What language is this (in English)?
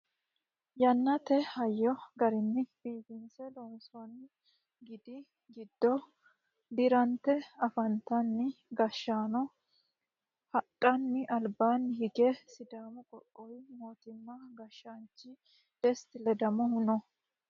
Sidamo